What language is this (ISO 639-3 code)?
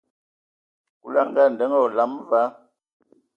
ewo